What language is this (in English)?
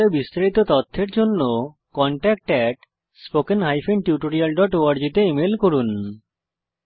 Bangla